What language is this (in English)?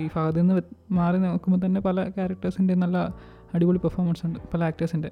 Malayalam